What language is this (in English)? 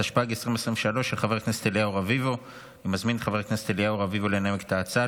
Hebrew